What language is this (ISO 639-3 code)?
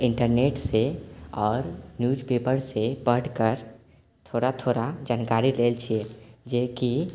mai